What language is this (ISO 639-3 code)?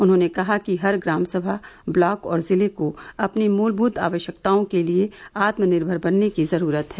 hin